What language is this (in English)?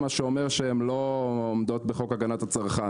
Hebrew